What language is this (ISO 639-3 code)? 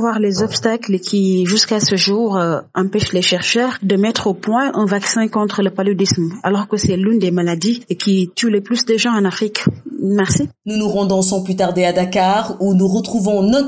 fra